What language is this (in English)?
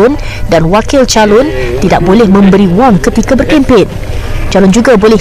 Malay